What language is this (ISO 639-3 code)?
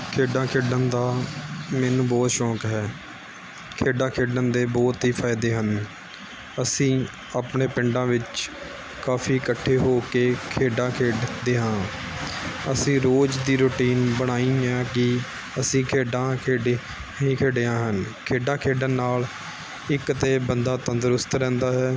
pan